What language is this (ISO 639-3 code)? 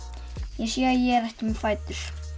isl